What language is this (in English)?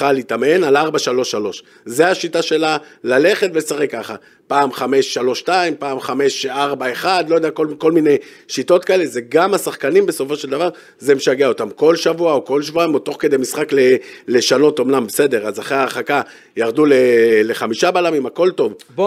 Hebrew